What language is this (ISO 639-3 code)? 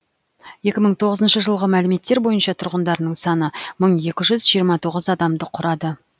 kaz